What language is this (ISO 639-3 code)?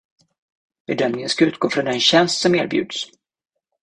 swe